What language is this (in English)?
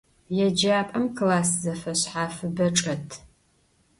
Adyghe